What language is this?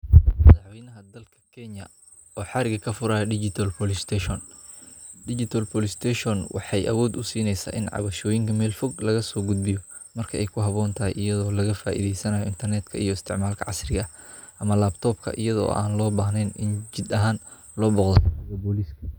Somali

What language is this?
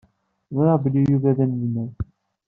Kabyle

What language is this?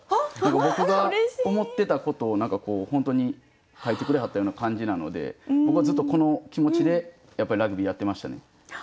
Japanese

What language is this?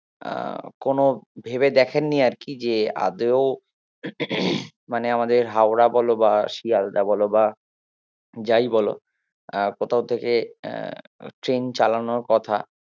Bangla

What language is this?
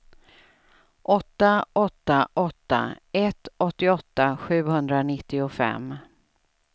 Swedish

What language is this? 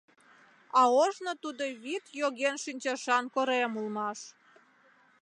Mari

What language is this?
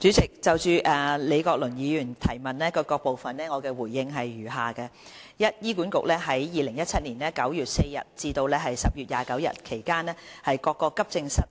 Cantonese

